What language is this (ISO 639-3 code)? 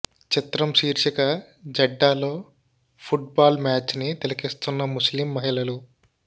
tel